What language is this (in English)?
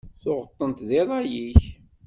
Kabyle